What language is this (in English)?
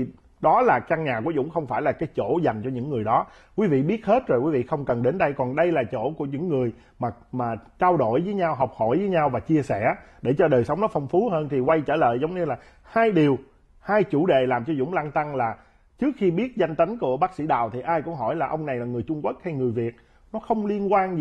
Vietnamese